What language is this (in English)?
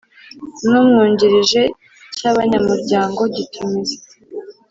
Kinyarwanda